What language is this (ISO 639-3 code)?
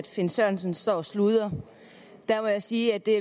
dan